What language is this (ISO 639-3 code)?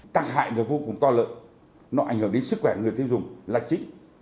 vie